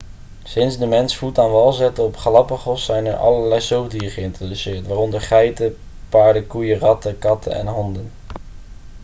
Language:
Dutch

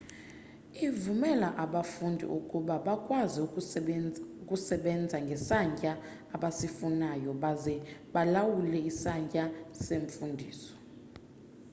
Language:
Xhosa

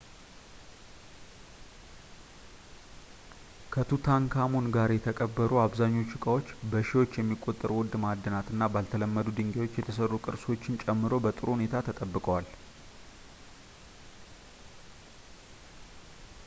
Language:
Amharic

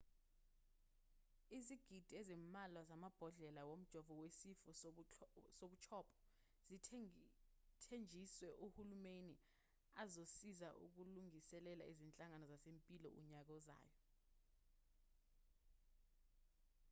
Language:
Zulu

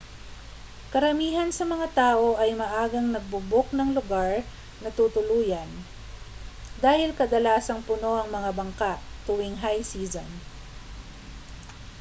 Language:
Filipino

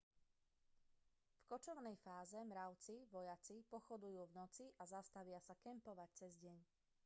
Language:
Slovak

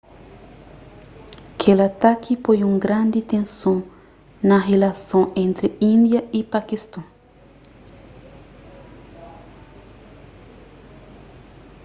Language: Kabuverdianu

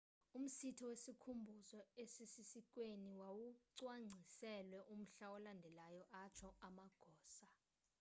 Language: Xhosa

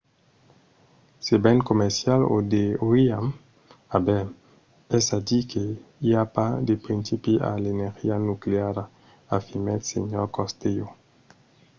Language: Occitan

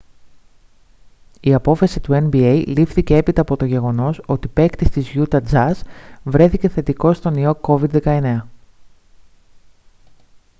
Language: Greek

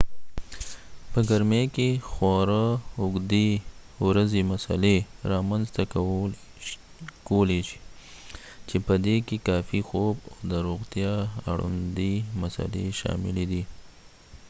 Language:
Pashto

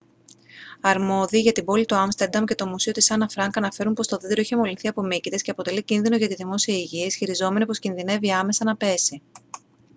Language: Greek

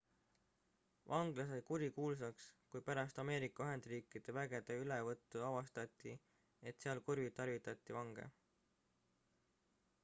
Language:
Estonian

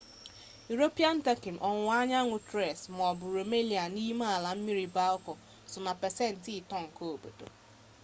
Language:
Igbo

